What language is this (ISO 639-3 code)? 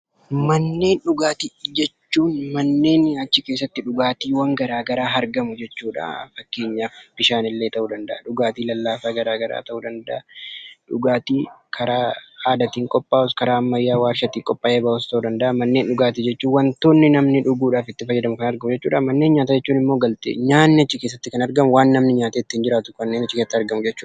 orm